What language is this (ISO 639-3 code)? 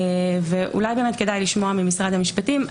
heb